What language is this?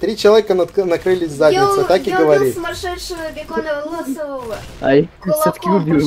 Russian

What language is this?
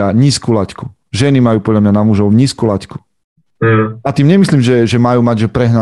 Slovak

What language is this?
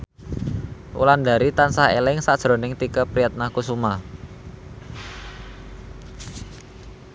Javanese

